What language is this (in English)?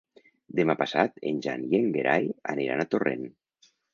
Catalan